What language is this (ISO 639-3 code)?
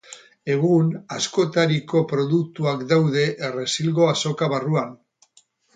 eus